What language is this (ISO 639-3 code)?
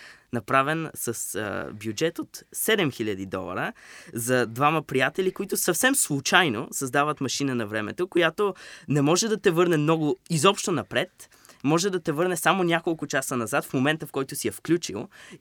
bul